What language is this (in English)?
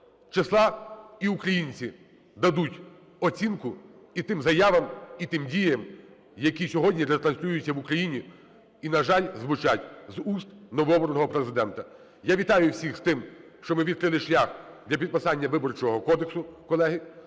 Ukrainian